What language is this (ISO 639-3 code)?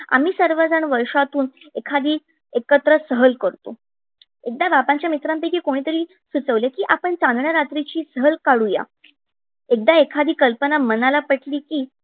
mar